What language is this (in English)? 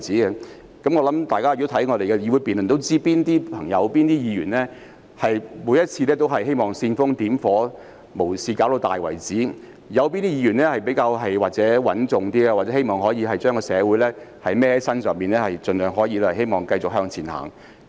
Cantonese